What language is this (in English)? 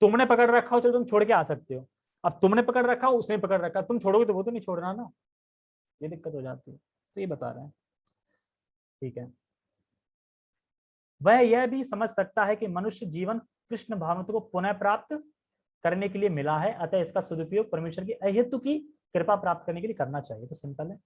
Hindi